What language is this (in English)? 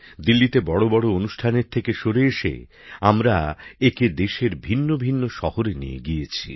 Bangla